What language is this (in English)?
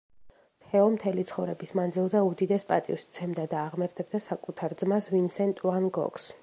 Georgian